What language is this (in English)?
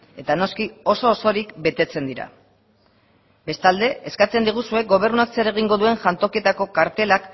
Basque